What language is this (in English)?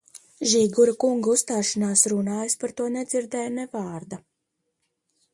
Latvian